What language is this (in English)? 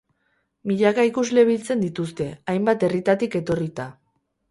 Basque